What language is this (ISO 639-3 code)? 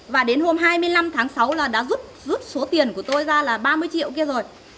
vie